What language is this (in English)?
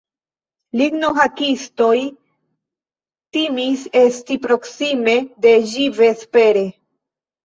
Esperanto